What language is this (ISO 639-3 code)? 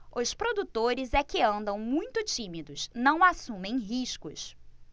por